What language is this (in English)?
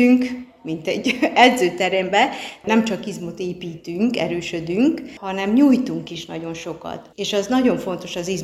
Hungarian